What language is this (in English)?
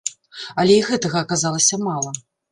Belarusian